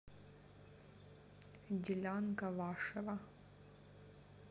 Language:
Russian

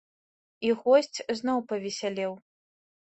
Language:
Belarusian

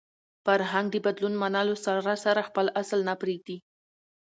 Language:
Pashto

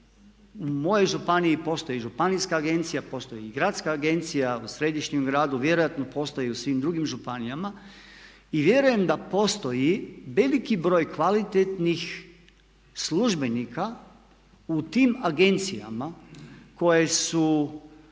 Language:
Croatian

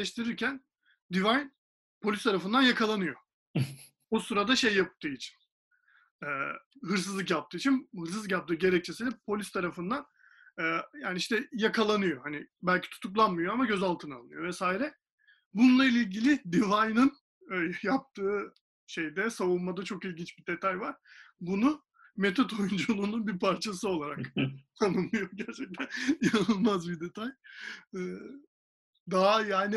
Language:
Turkish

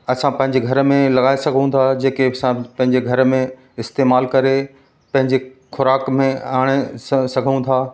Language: Sindhi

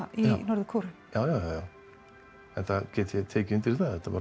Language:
Icelandic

